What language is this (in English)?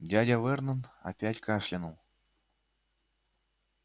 Russian